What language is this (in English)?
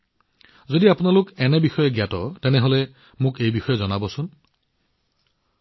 Assamese